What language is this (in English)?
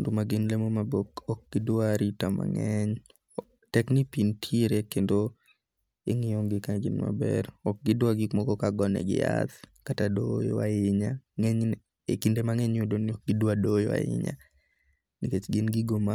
Luo (Kenya and Tanzania)